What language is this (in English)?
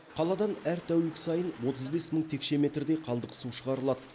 Kazakh